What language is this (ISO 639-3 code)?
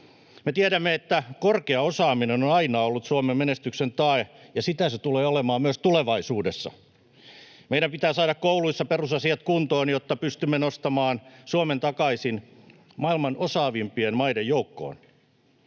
fin